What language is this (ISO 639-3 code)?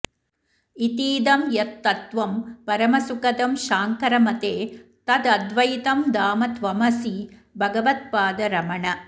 san